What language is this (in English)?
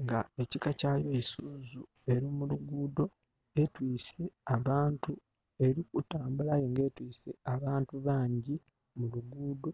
Soga